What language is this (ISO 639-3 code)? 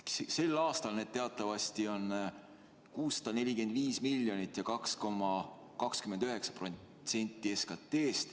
est